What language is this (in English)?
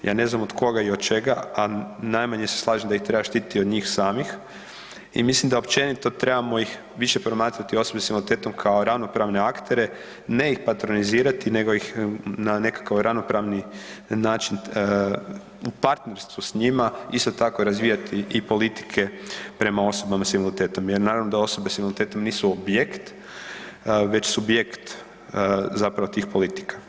Croatian